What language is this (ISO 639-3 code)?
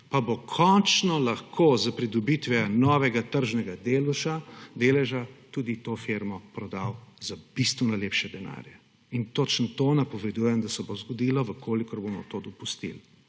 slv